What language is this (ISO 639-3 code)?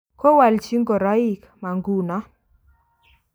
kln